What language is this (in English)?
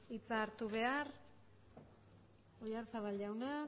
Basque